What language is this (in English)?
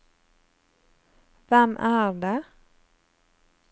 Norwegian